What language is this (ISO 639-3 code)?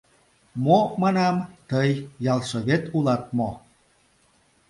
chm